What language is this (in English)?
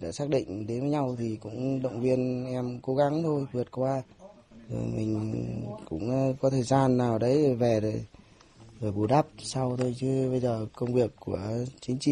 Vietnamese